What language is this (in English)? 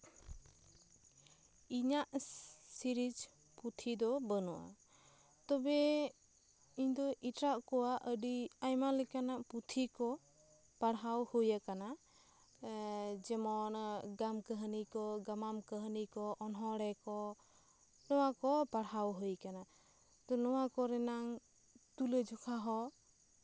Santali